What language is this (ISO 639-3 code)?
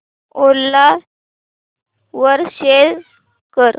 mar